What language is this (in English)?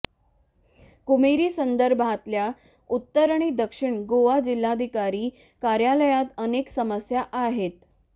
Marathi